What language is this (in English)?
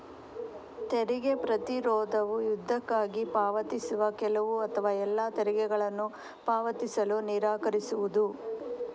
Kannada